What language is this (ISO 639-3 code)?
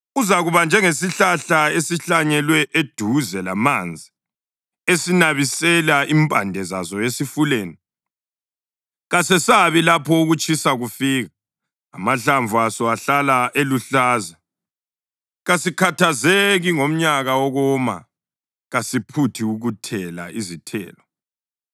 nde